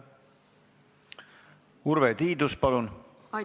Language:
Estonian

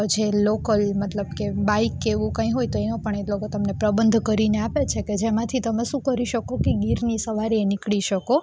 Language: Gujarati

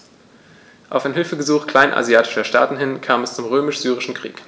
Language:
German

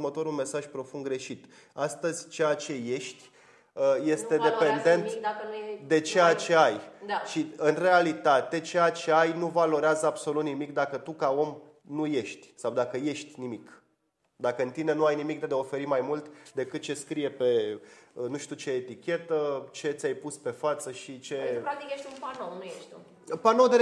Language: Romanian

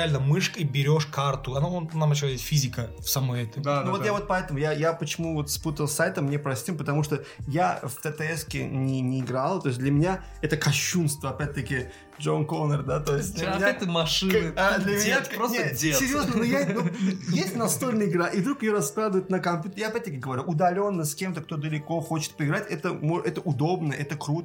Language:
Russian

